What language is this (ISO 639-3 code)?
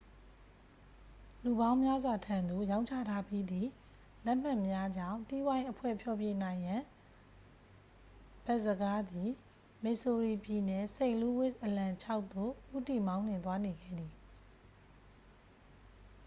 mya